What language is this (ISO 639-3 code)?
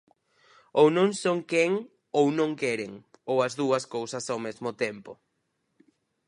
glg